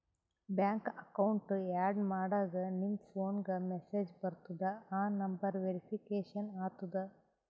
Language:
Kannada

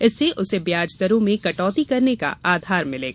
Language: Hindi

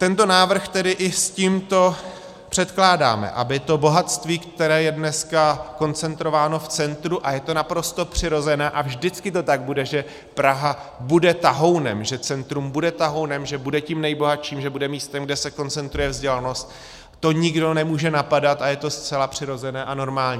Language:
Czech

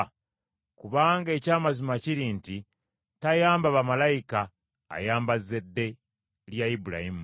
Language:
Ganda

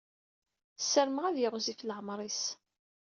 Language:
Kabyle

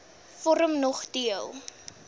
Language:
Afrikaans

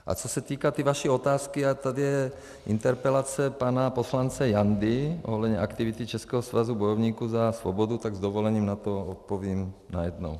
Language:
Czech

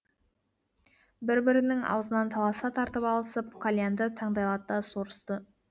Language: Kazakh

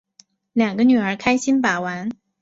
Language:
Chinese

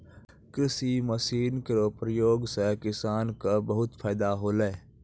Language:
Maithili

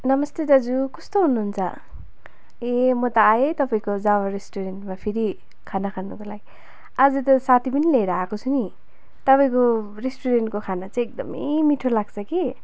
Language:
Nepali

